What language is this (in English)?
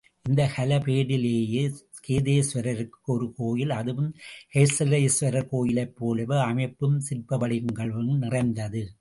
Tamil